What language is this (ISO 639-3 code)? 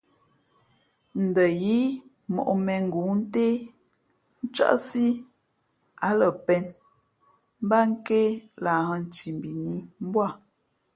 fmp